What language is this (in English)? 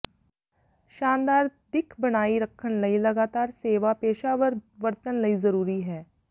Punjabi